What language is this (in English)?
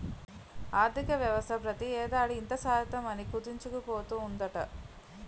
Telugu